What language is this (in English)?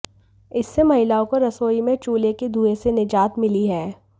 Hindi